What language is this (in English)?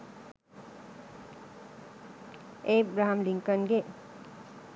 Sinhala